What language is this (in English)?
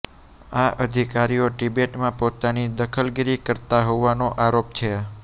Gujarati